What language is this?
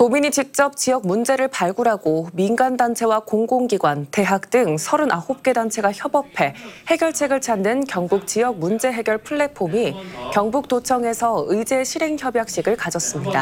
Korean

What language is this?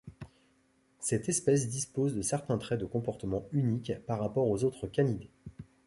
French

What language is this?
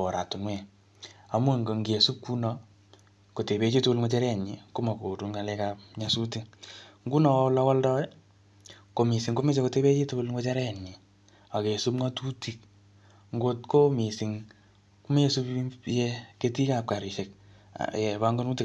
Kalenjin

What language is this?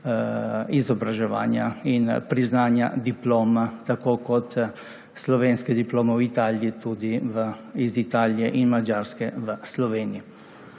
Slovenian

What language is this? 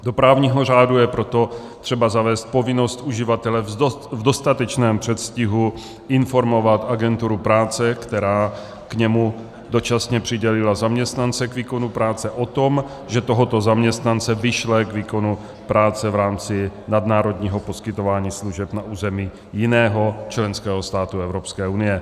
Czech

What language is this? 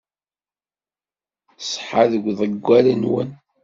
Kabyle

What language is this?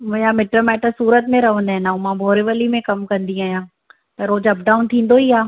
Sindhi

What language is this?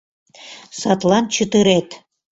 Mari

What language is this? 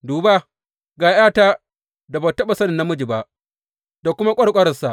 Hausa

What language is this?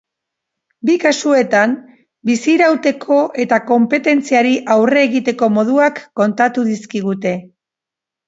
Basque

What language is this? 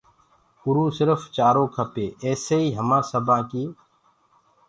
Gurgula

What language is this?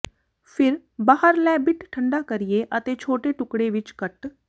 Punjabi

